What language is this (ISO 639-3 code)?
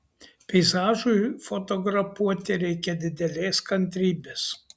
lit